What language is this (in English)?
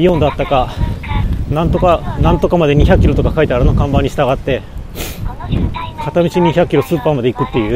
Japanese